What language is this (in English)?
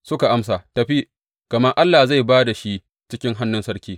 Hausa